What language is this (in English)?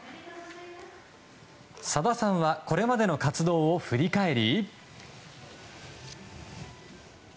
Japanese